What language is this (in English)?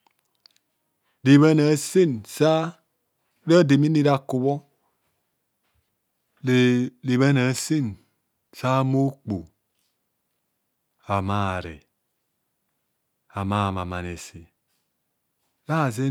Kohumono